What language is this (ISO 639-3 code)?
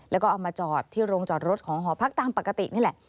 tha